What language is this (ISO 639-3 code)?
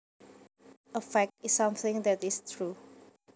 jav